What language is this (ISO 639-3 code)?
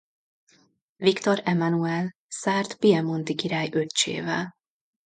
hun